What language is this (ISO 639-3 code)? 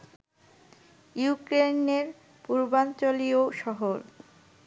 ben